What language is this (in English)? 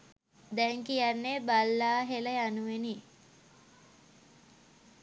Sinhala